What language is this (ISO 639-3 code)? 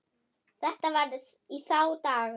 isl